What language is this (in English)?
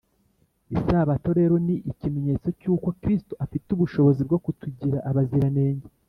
Kinyarwanda